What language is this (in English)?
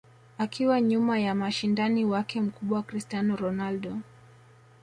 Swahili